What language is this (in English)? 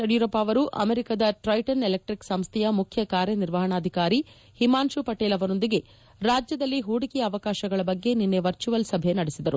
Kannada